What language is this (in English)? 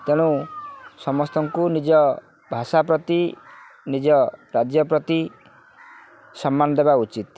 Odia